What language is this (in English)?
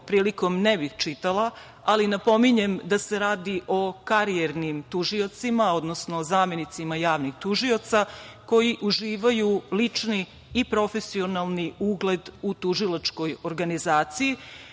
Serbian